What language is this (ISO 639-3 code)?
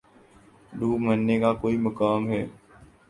urd